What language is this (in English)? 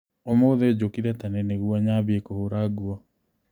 Kikuyu